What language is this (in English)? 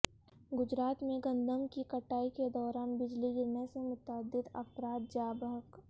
Urdu